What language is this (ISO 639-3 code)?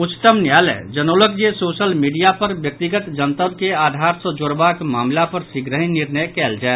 mai